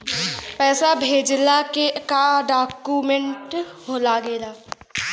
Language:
Bhojpuri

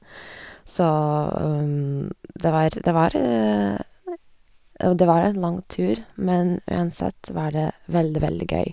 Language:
Norwegian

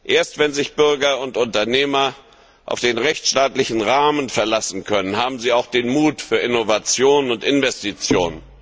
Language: German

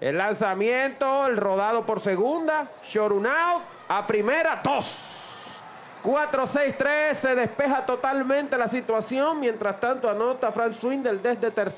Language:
Spanish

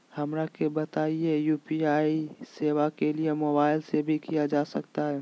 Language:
Magahi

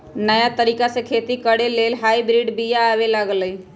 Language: Magahi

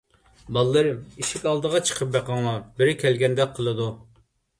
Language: Uyghur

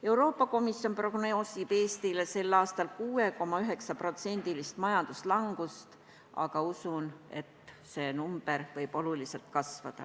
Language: Estonian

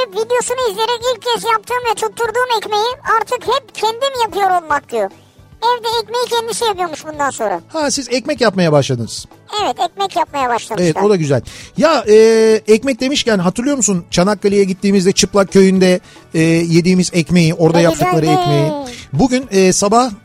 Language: Turkish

